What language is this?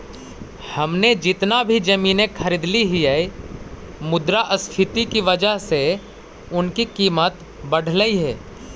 Magahi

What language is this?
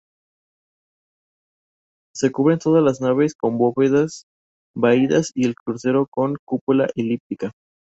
Spanish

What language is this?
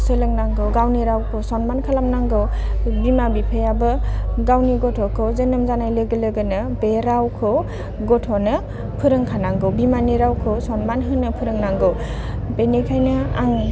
Bodo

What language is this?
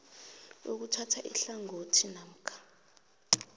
South Ndebele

